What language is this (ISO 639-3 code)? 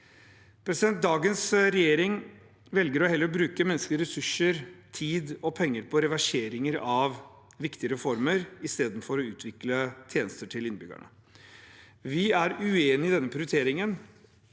nor